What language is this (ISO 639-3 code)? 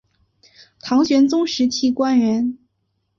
zho